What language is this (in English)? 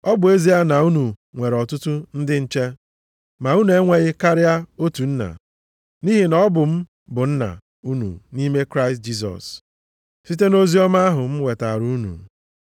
Igbo